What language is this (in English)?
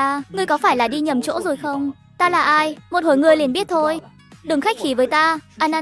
Vietnamese